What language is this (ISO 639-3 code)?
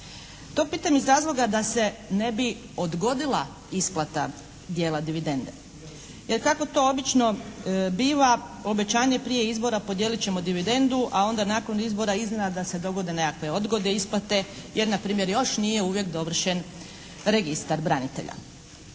hrv